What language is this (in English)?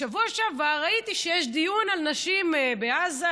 Hebrew